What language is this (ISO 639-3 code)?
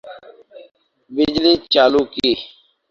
urd